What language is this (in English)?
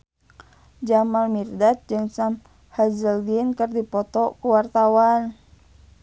Sundanese